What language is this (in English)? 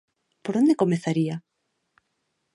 Galician